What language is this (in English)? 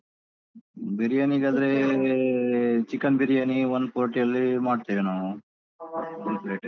Kannada